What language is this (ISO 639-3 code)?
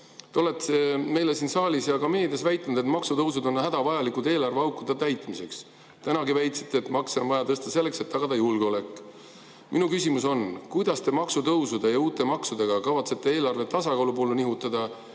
est